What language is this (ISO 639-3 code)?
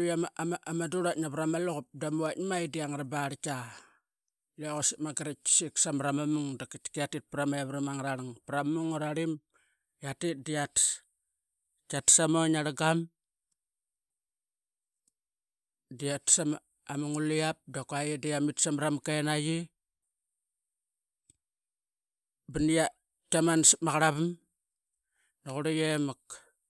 byx